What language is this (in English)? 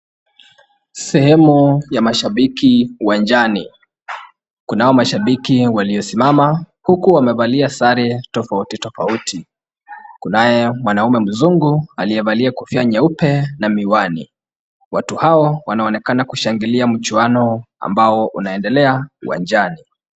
Swahili